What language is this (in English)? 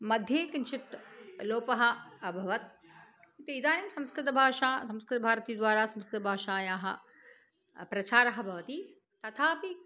Sanskrit